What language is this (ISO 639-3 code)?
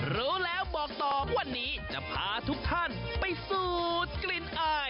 tha